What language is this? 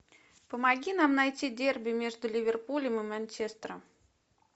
Russian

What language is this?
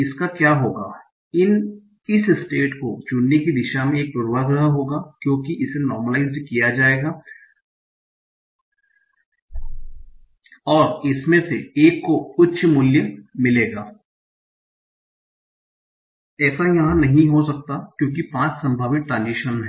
Hindi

